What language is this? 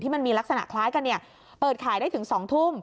Thai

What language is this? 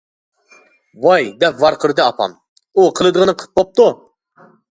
Uyghur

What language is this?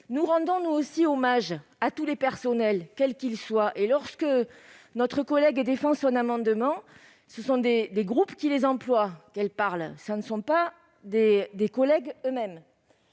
French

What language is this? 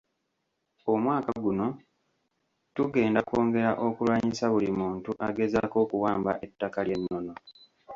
Ganda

